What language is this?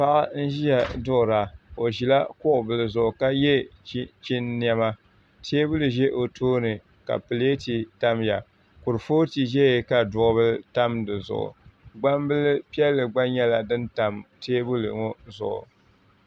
Dagbani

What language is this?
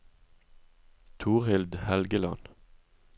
Norwegian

